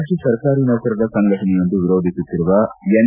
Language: Kannada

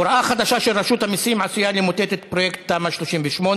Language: Hebrew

